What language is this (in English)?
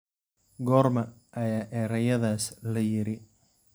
Somali